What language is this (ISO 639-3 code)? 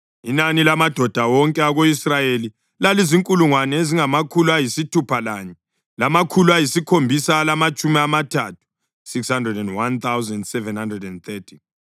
nde